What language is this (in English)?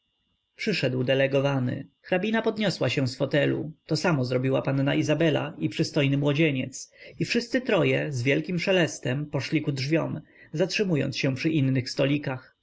Polish